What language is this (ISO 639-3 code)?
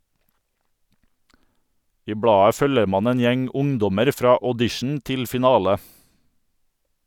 nor